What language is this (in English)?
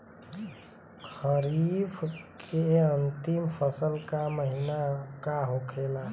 Bhojpuri